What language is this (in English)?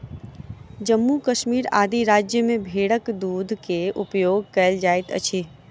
Maithili